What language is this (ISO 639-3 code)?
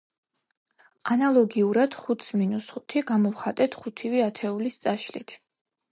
kat